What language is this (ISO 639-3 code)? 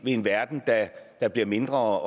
dan